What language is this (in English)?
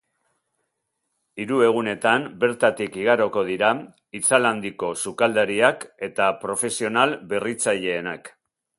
Basque